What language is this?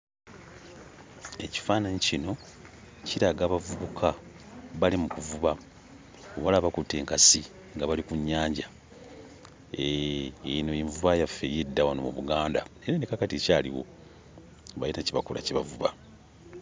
Ganda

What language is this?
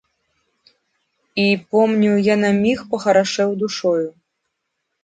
Belarusian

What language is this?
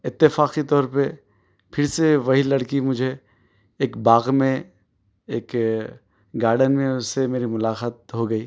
Urdu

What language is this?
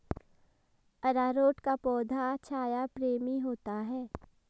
Hindi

